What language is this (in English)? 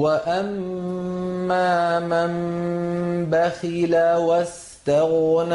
Arabic